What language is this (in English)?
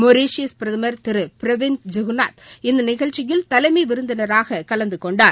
Tamil